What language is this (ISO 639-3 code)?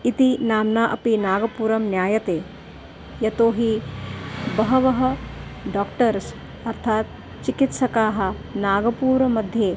san